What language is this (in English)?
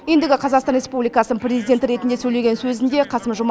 Kazakh